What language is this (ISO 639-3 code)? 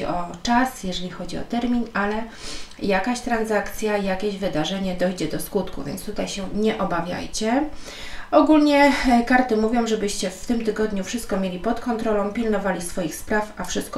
pol